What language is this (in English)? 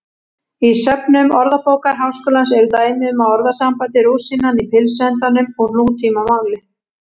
Icelandic